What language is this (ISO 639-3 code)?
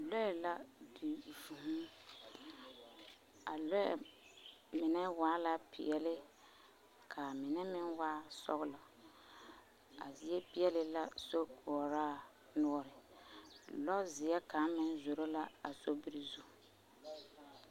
dga